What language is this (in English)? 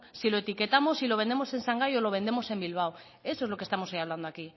Spanish